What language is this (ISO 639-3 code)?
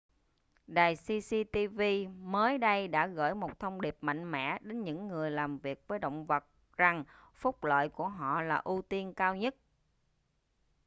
vie